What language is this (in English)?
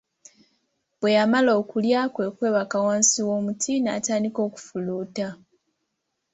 Ganda